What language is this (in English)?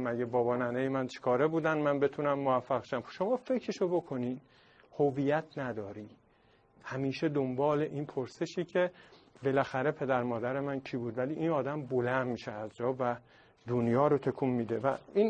Persian